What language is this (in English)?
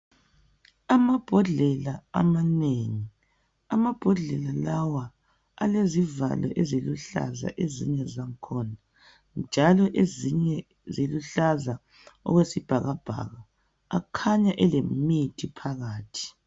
North Ndebele